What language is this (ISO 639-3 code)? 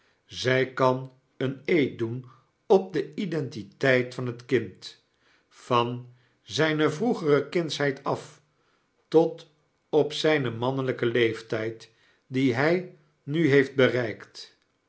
nld